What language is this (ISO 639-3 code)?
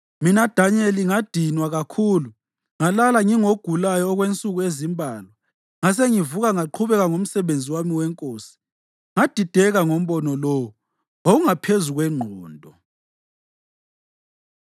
nde